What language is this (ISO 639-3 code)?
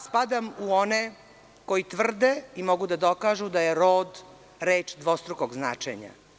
srp